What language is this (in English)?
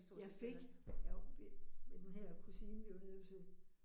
Danish